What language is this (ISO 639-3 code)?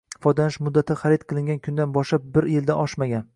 uzb